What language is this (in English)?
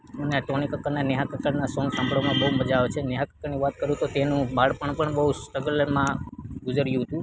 Gujarati